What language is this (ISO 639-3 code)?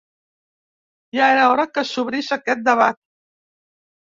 cat